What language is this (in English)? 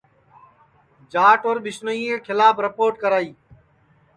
Sansi